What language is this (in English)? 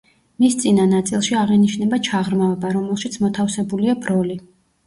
Georgian